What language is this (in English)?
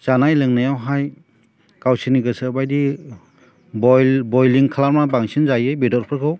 Bodo